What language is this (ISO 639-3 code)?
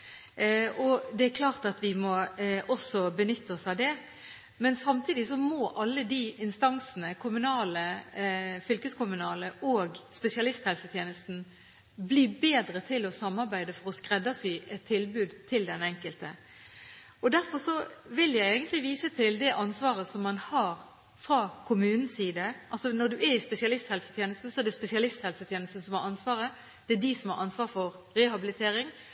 nob